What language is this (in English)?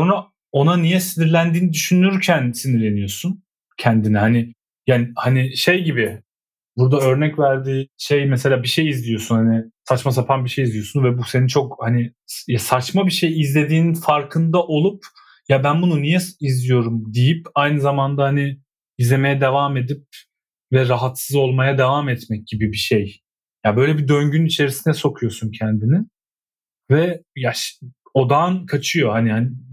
Turkish